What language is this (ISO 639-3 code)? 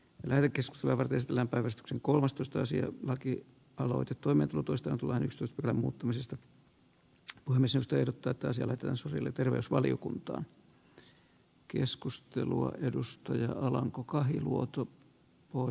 fin